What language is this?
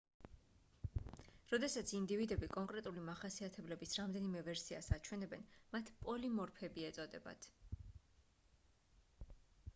Georgian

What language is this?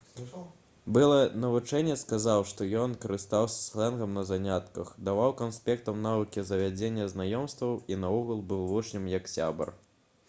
Belarusian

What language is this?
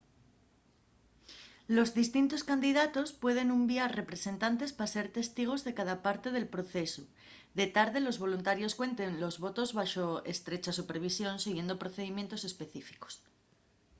Asturian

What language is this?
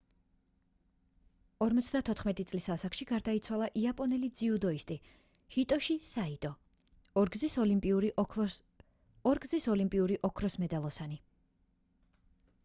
Georgian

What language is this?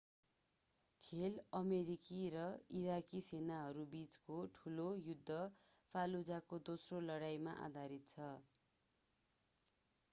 Nepali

